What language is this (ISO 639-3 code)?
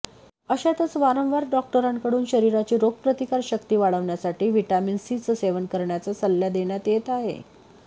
mar